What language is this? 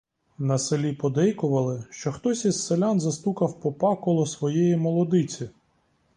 Ukrainian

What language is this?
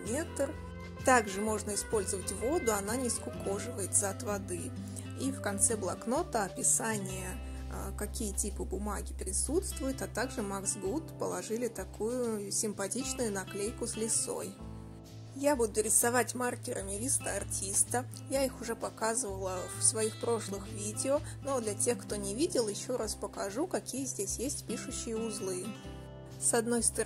Russian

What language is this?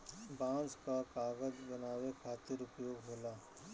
Bhojpuri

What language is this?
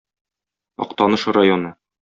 Tatar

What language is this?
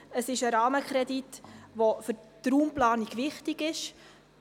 Swiss German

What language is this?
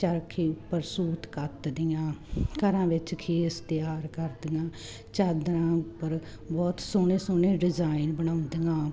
Punjabi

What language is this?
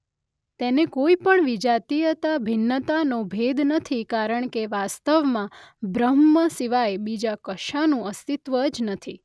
Gujarati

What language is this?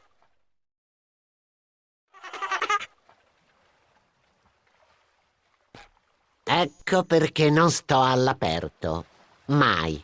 Italian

